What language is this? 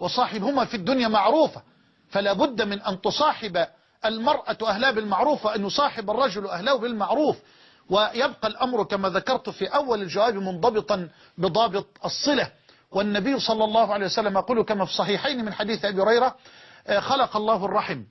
Arabic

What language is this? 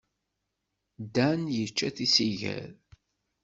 Kabyle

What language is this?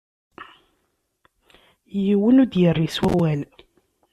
Kabyle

